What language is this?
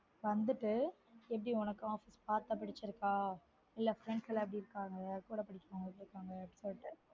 Tamil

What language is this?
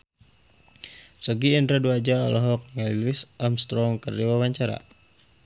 Sundanese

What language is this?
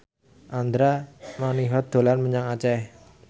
Javanese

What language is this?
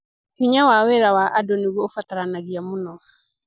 Kikuyu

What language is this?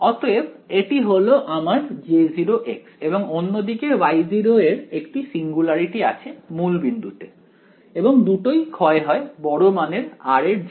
Bangla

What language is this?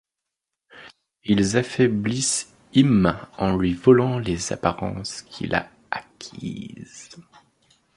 French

